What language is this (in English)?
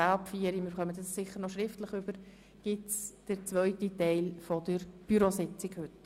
Swiss German